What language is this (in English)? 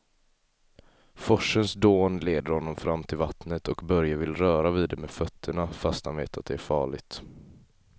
Swedish